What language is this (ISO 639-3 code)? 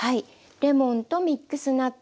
jpn